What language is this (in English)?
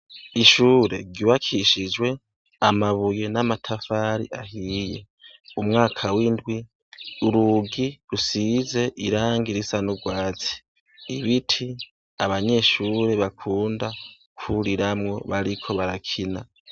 Rundi